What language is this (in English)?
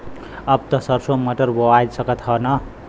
Bhojpuri